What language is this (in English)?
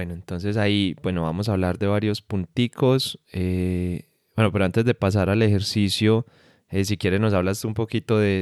Spanish